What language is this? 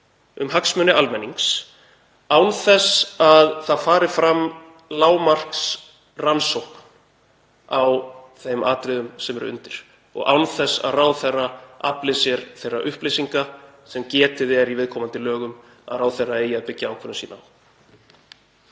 Icelandic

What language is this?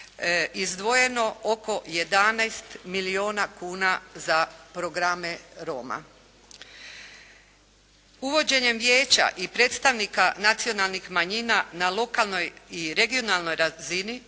Croatian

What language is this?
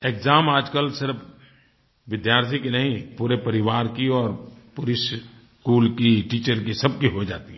Hindi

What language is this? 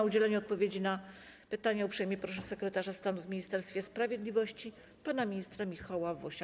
Polish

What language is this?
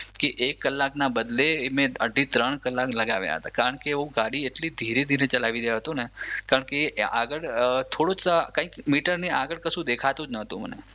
Gujarati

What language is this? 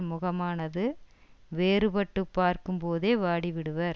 Tamil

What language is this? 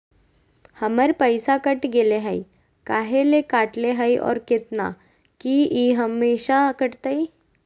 Magahi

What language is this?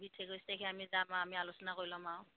Assamese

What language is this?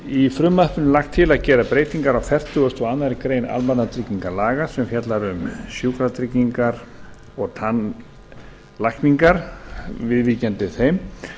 Icelandic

